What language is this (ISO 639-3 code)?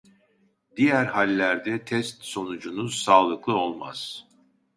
tur